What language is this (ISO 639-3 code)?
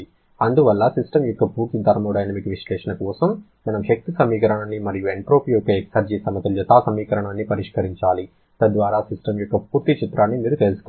tel